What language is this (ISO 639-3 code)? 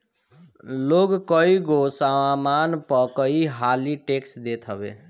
bho